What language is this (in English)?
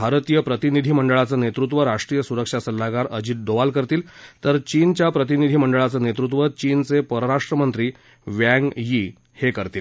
Marathi